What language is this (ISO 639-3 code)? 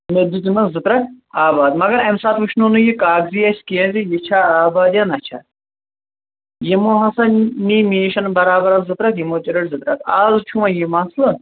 kas